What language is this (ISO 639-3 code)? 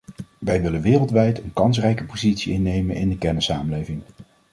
nld